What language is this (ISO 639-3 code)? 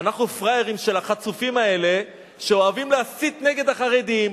heb